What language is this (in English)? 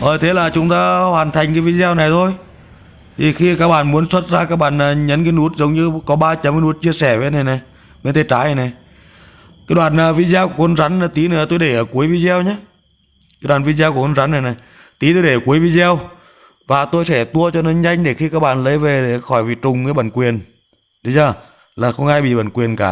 Vietnamese